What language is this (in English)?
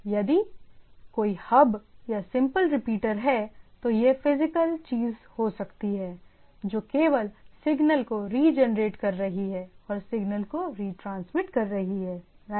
Hindi